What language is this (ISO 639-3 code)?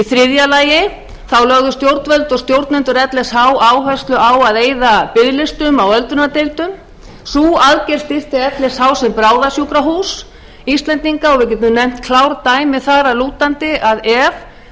isl